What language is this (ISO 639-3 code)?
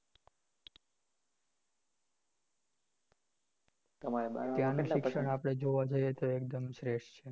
guj